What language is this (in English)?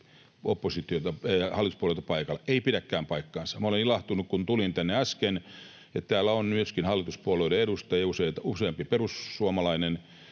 Finnish